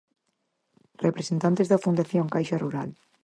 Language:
Galician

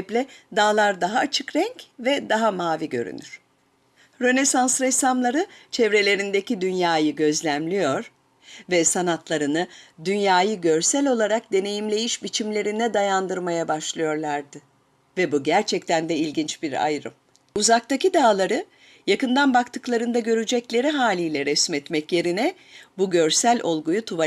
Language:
Turkish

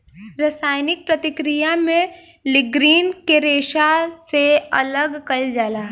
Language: Bhojpuri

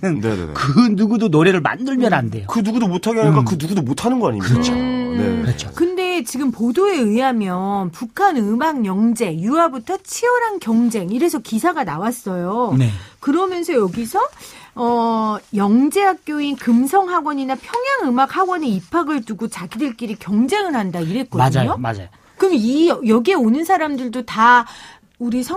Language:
Korean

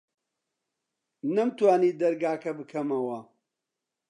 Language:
Central Kurdish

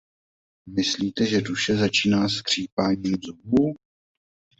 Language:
Czech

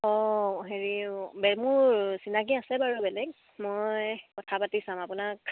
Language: Assamese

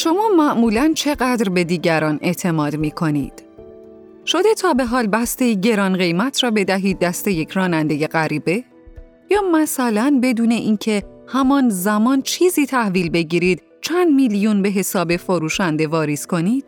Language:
Persian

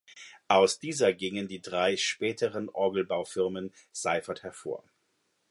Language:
German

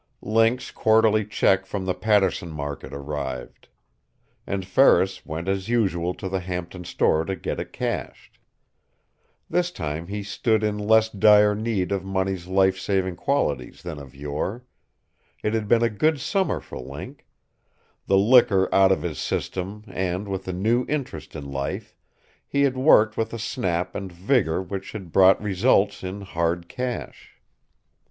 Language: English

